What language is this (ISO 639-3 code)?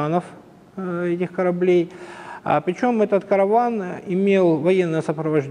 rus